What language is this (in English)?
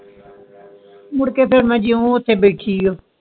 Punjabi